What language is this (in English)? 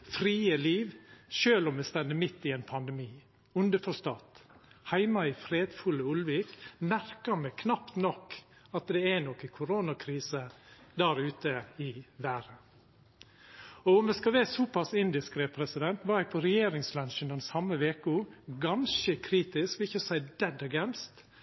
Norwegian Nynorsk